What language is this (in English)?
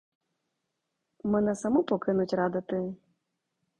Ukrainian